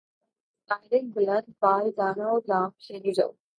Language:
Urdu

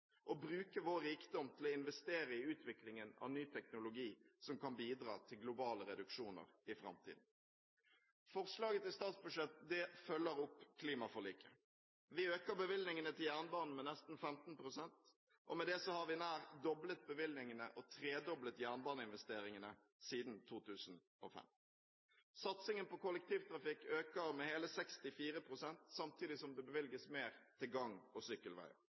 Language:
Norwegian Bokmål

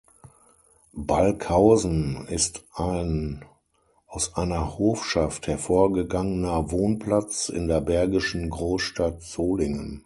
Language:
German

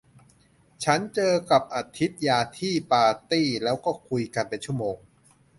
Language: Thai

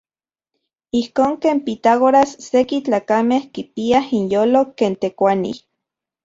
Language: Central Puebla Nahuatl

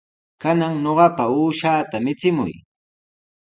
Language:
Sihuas Ancash Quechua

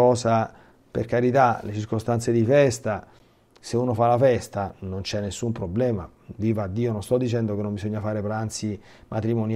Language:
Italian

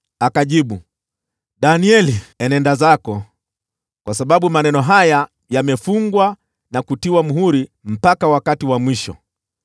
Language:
Swahili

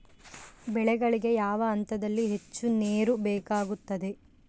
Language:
Kannada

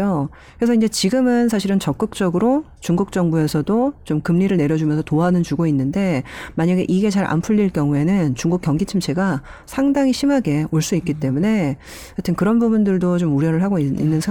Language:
Korean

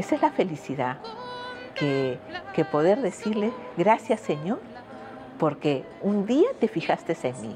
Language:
Spanish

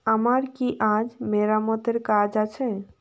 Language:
Bangla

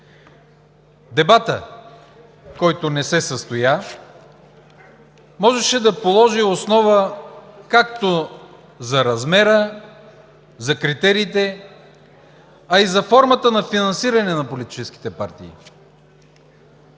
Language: Bulgarian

